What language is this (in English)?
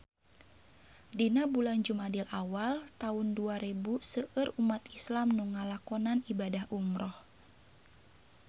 Sundanese